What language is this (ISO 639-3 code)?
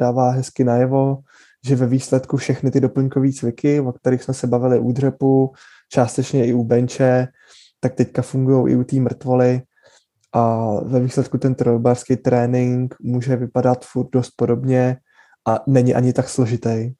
ces